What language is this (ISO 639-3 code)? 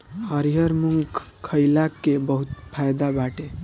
bho